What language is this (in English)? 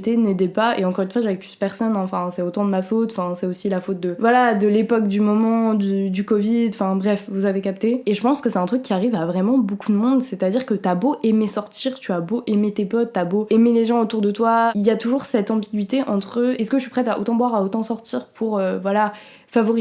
French